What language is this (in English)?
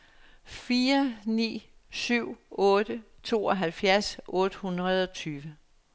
Danish